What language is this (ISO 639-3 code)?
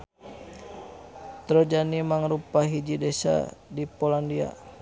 sun